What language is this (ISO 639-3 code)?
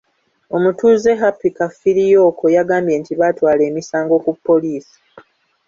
lug